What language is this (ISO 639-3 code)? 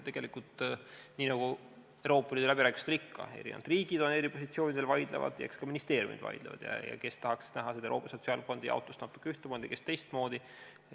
est